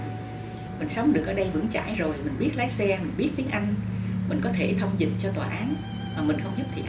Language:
Vietnamese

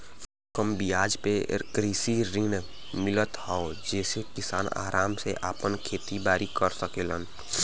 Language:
Bhojpuri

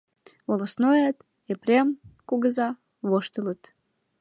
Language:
Mari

